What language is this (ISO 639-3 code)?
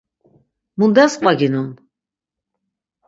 lzz